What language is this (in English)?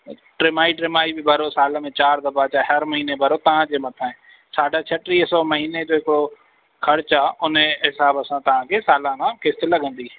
Sindhi